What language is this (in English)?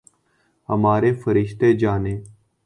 Urdu